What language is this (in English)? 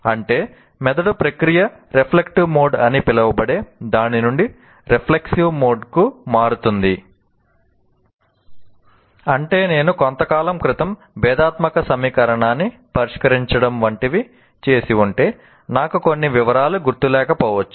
Telugu